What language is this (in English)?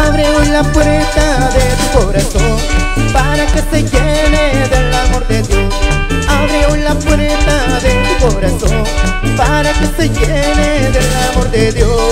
Spanish